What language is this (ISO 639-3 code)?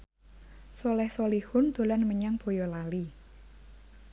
jav